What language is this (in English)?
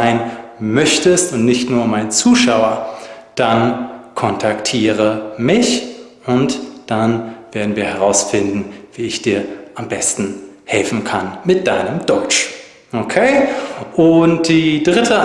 German